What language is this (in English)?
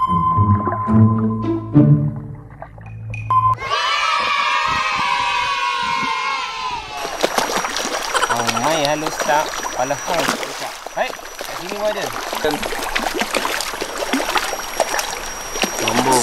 Malay